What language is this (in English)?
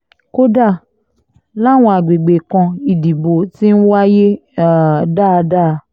Yoruba